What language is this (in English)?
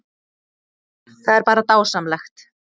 Icelandic